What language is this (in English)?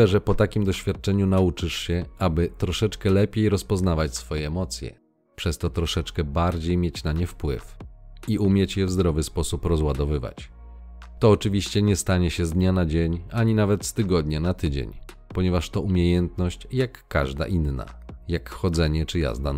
Polish